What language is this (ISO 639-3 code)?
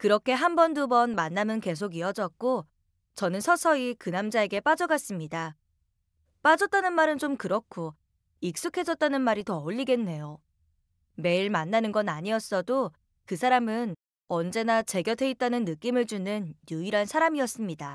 kor